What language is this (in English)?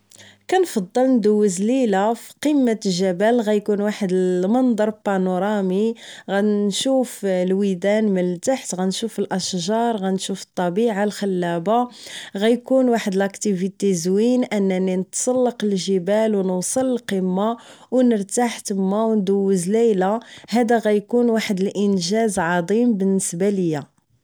Moroccan Arabic